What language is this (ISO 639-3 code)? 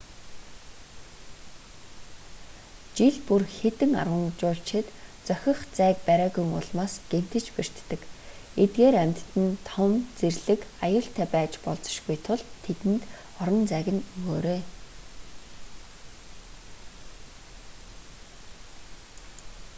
mon